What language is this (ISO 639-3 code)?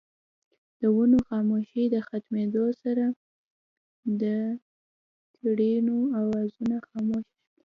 pus